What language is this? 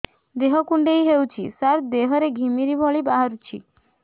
Odia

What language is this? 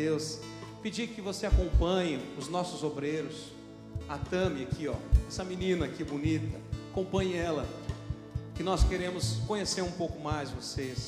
Portuguese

